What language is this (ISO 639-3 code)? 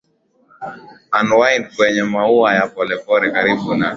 swa